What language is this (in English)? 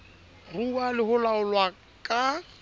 Southern Sotho